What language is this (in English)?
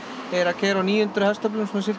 Icelandic